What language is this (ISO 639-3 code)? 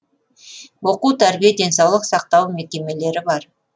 kaz